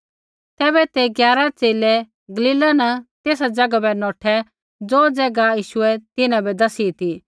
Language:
Kullu Pahari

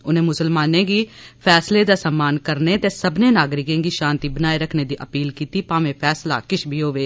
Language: Dogri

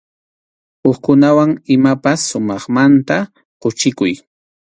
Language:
Arequipa-La Unión Quechua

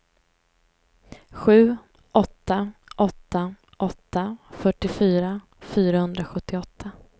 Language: Swedish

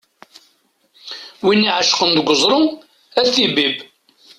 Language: Kabyle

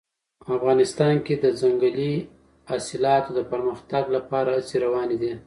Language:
Pashto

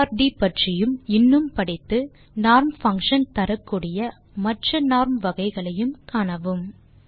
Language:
Tamil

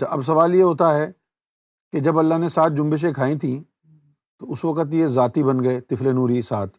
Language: Urdu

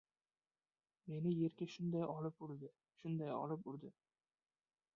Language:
Uzbek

